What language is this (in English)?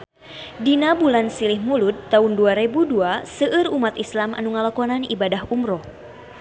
Sundanese